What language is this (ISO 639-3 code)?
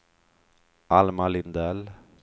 swe